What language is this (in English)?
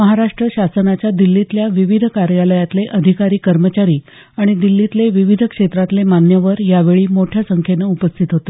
Marathi